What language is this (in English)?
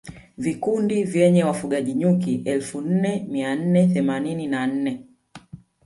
Swahili